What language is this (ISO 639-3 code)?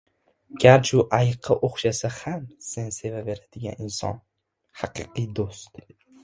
uzb